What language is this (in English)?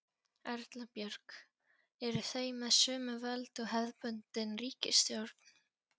Icelandic